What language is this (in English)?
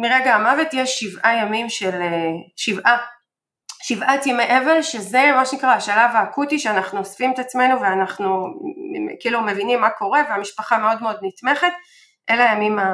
Hebrew